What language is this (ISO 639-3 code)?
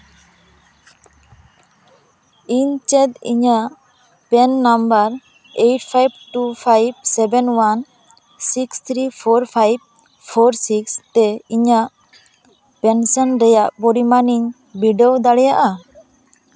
sat